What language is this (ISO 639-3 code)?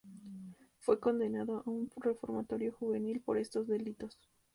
spa